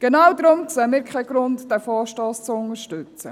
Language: Swiss German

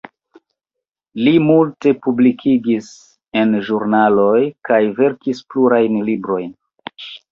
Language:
Esperanto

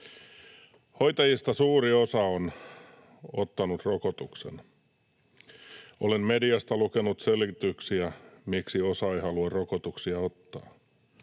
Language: Finnish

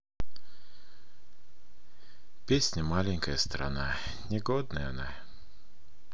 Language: Russian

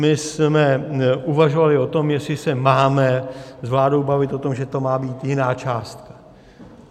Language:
Czech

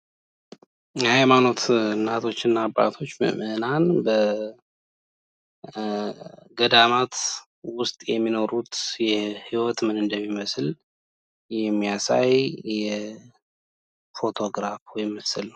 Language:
Amharic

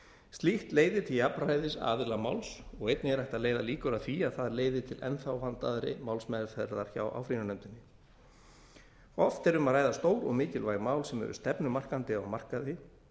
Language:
Icelandic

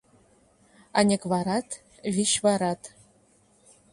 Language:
Mari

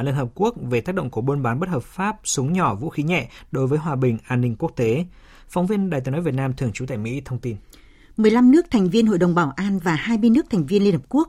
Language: Vietnamese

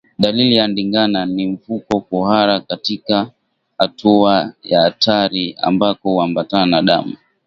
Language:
Swahili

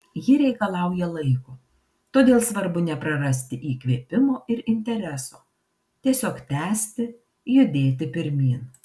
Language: Lithuanian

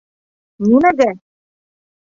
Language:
Bashkir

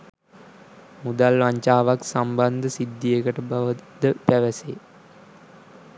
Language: Sinhala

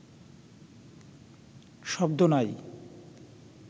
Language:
Bangla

